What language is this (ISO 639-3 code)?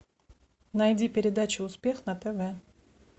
rus